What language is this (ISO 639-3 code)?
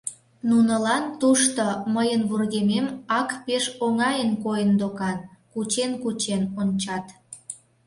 chm